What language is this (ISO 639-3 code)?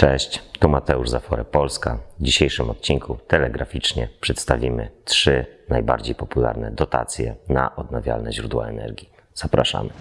pol